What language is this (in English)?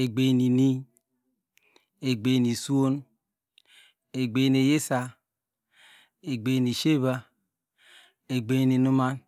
Degema